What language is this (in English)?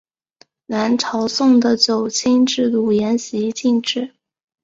Chinese